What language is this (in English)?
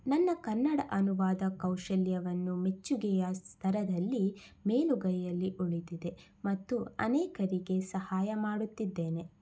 Kannada